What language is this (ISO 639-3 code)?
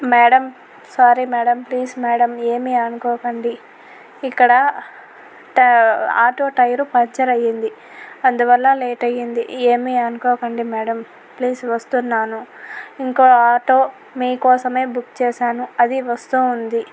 tel